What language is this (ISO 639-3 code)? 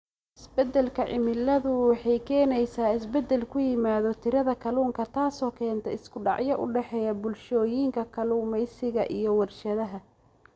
som